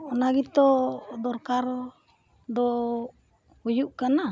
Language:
Santali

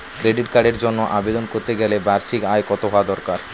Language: Bangla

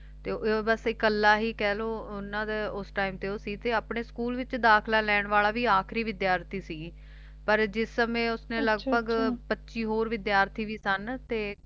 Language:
Punjabi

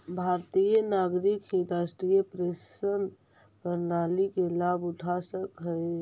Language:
Magahi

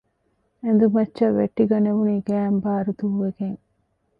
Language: Divehi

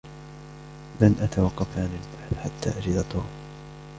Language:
Arabic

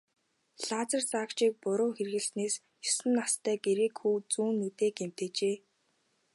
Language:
Mongolian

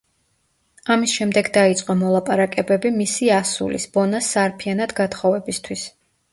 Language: Georgian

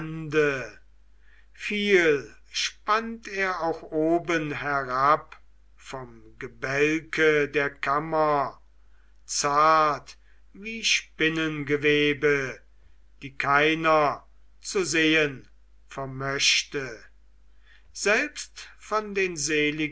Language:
German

